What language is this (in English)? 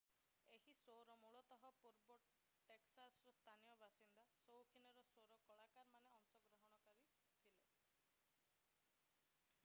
Odia